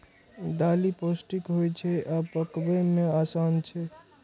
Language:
Maithili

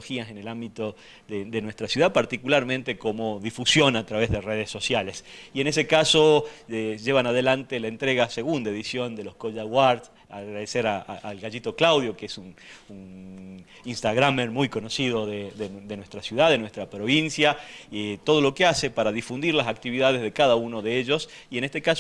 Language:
Spanish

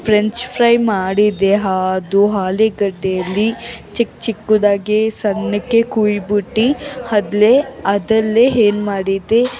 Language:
Kannada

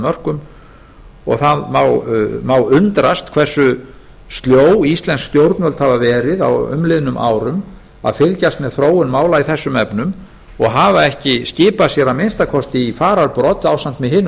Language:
Icelandic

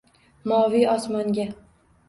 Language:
Uzbek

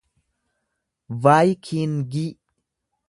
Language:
Oromo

